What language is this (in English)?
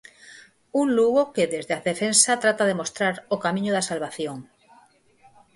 Galician